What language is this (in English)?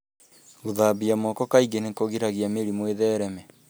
Kikuyu